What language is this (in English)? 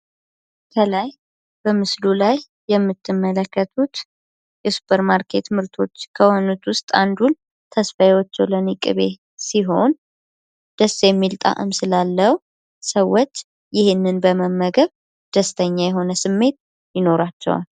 Amharic